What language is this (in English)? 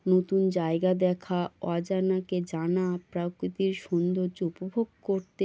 Bangla